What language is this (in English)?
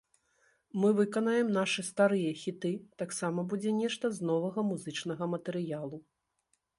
Belarusian